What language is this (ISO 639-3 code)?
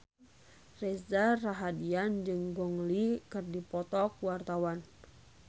sun